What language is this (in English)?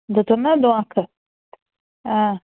Kashmiri